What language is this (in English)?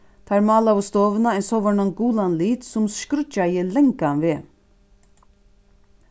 Faroese